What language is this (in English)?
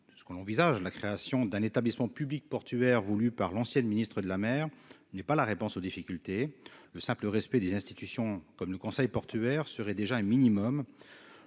French